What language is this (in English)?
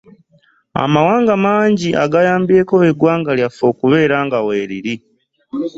Ganda